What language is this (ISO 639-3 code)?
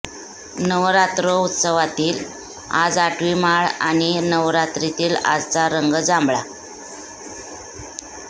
mar